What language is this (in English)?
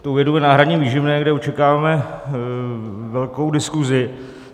Czech